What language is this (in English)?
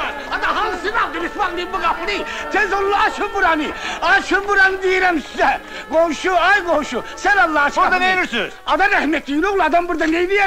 Turkish